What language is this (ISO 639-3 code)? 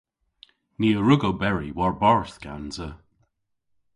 cor